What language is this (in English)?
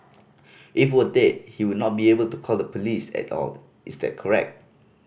English